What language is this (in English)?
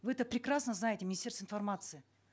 Kazakh